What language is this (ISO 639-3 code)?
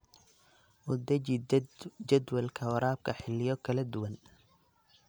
som